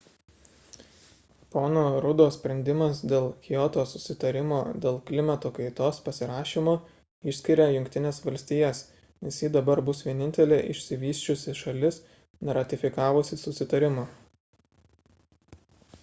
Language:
Lithuanian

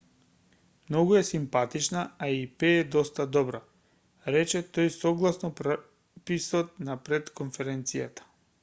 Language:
Macedonian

